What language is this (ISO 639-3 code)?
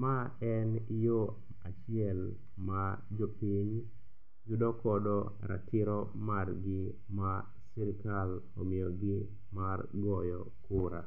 luo